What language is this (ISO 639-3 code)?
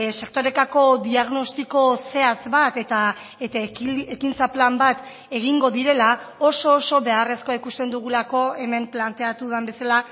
eus